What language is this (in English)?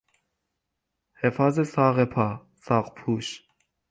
Persian